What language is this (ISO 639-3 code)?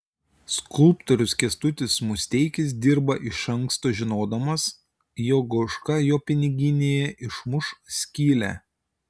lit